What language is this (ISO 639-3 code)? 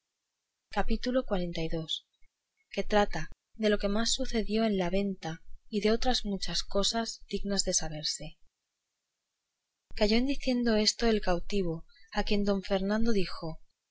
spa